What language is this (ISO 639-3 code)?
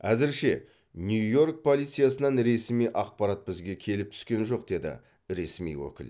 kaz